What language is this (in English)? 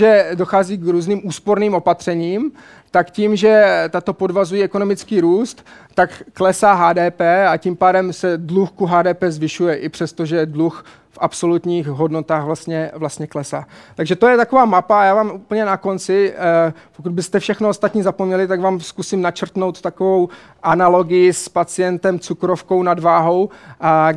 Czech